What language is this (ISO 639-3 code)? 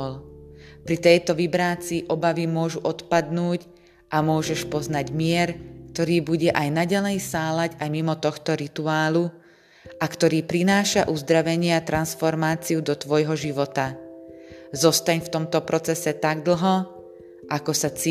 slk